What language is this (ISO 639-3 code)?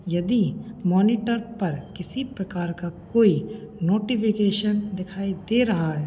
hin